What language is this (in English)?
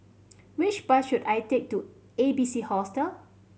English